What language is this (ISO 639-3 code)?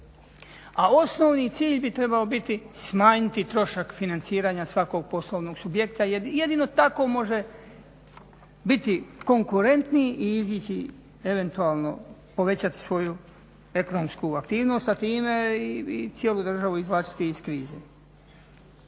hrv